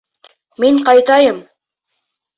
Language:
Bashkir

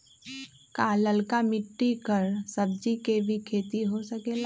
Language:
Magahi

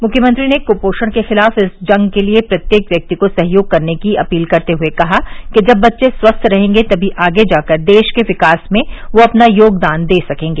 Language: Hindi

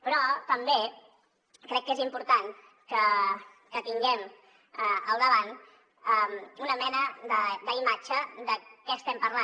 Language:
Catalan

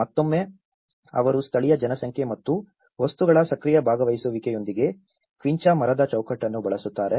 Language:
Kannada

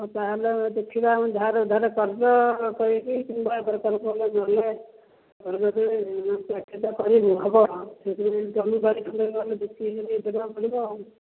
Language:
Odia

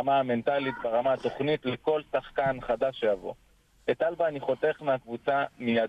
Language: Hebrew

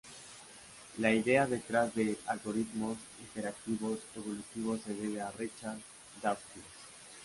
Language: Spanish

